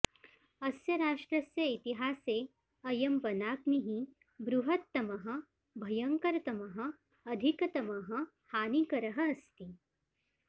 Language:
Sanskrit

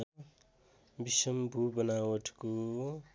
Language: Nepali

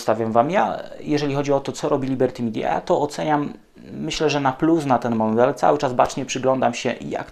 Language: Polish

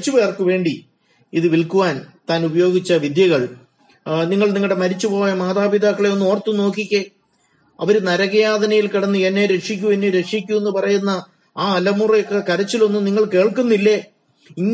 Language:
Malayalam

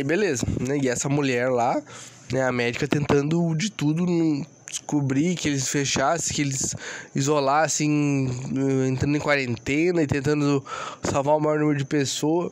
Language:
Portuguese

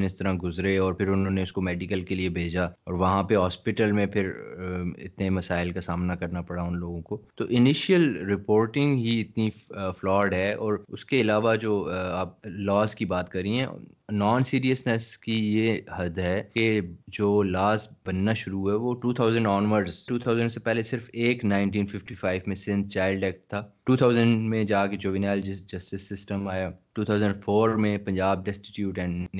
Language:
Urdu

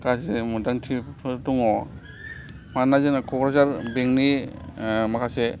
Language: Bodo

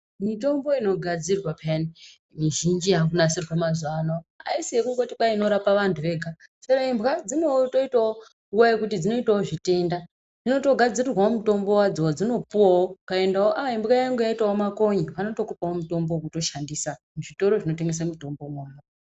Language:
Ndau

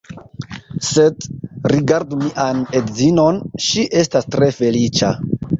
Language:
Esperanto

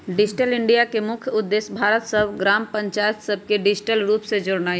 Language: Magahi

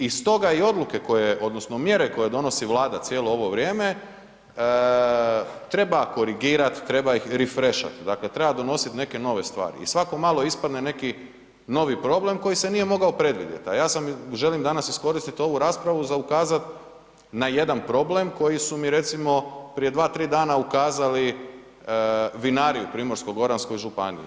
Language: Croatian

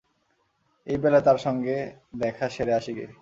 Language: Bangla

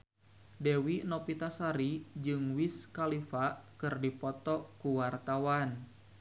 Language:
Sundanese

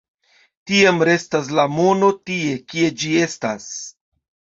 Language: Esperanto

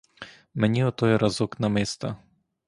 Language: Ukrainian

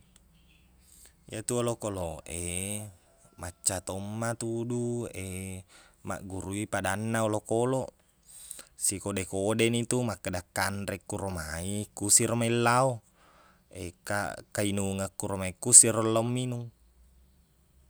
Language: Buginese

